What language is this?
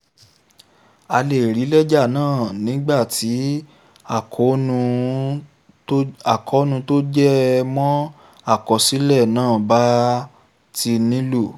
Yoruba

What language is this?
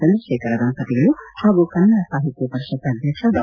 Kannada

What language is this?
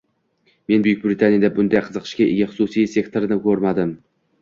Uzbek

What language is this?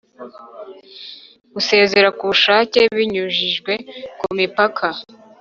Kinyarwanda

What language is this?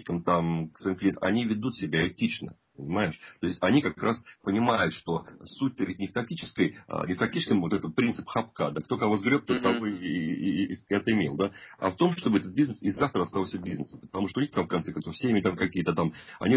Russian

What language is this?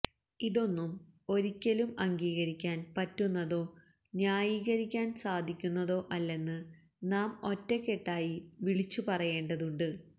Malayalam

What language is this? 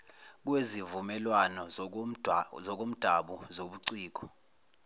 Zulu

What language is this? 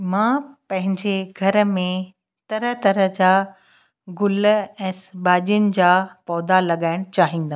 Sindhi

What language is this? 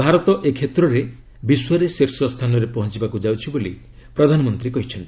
Odia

